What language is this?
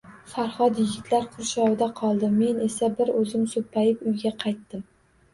Uzbek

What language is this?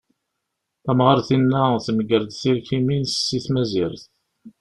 Kabyle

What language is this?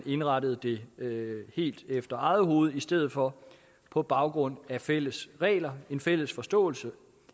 Danish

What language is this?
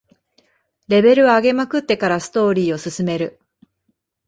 Japanese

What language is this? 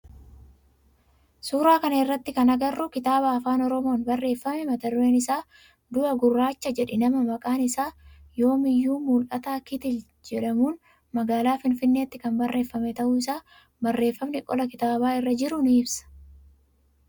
Oromo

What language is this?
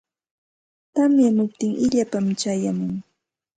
Santa Ana de Tusi Pasco Quechua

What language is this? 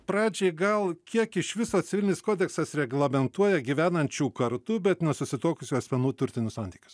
Lithuanian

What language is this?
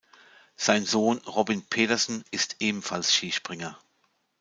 German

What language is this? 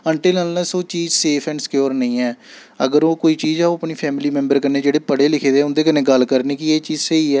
Dogri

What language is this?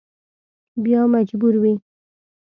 Pashto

